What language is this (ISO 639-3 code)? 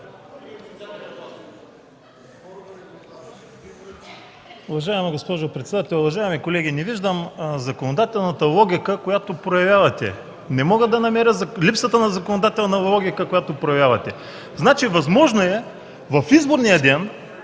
bul